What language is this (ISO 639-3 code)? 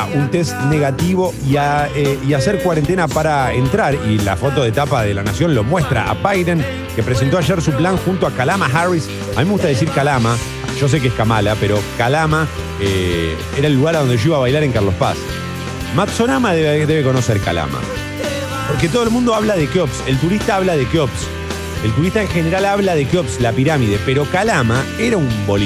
spa